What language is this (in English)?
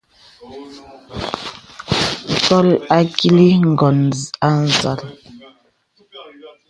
Bebele